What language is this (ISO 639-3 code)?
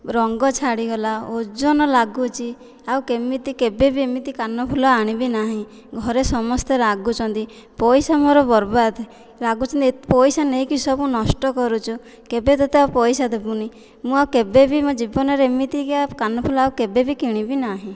ori